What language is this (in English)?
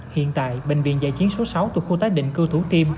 Vietnamese